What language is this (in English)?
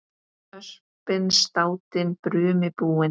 Icelandic